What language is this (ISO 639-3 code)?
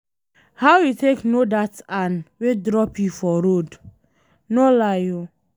pcm